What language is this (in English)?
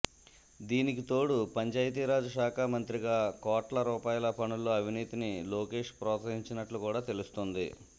Telugu